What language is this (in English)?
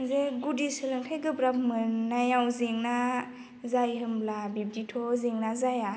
Bodo